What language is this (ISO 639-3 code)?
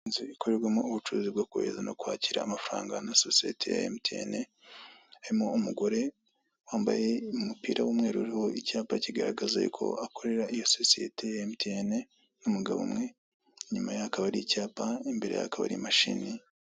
kin